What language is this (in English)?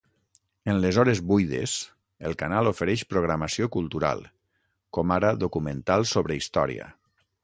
Catalan